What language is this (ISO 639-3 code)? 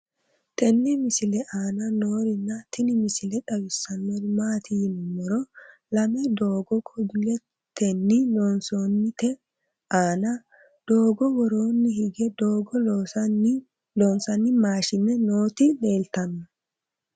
sid